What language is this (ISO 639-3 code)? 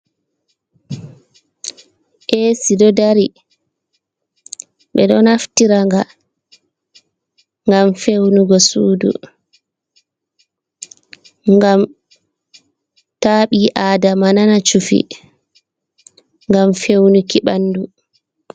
ful